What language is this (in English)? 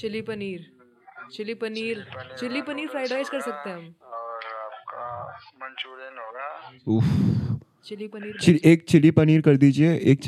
Hindi